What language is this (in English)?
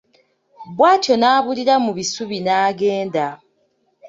Ganda